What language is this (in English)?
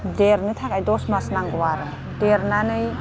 Bodo